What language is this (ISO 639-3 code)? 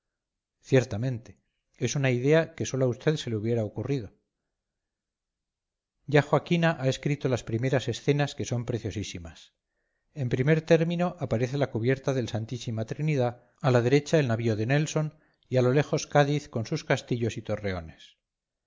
spa